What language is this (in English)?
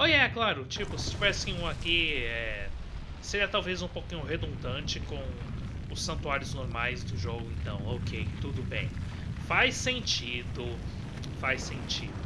Portuguese